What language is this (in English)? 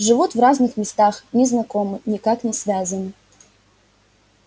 Russian